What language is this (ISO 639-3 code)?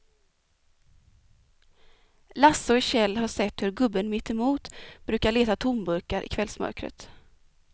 swe